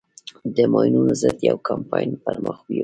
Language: Pashto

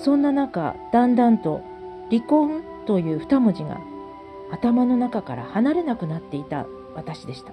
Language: Japanese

